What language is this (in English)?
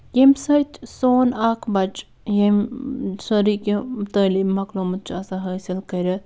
Kashmiri